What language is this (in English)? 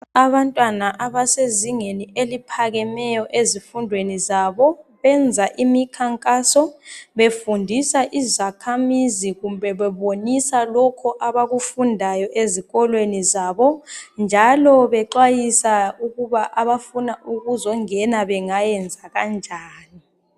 North Ndebele